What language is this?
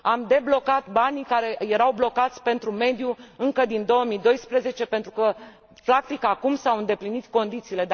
Romanian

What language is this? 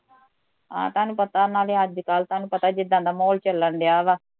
Punjabi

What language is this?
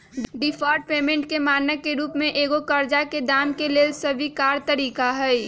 Magahi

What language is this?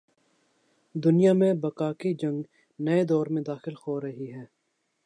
Urdu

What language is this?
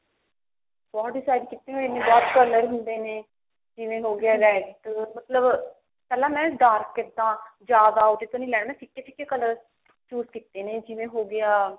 Punjabi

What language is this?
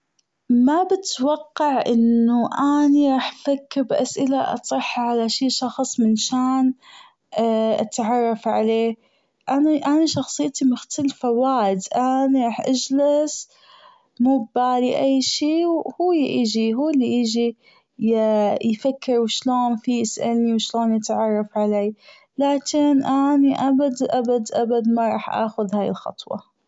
Gulf Arabic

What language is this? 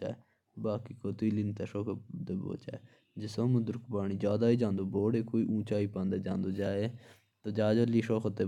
Jaunsari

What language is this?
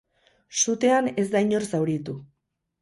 Basque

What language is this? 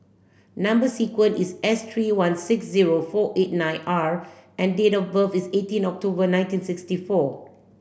English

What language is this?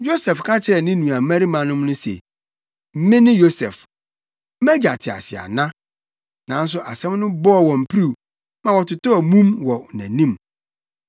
Akan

